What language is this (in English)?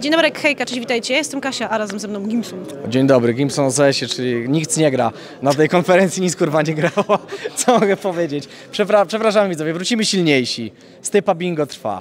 Polish